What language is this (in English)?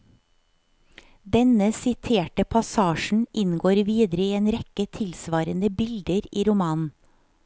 Norwegian